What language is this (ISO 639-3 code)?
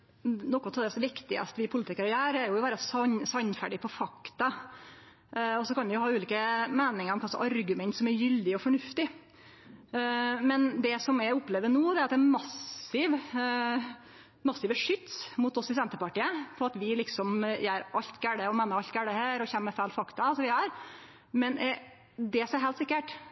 nno